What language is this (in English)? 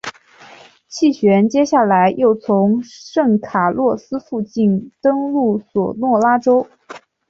Chinese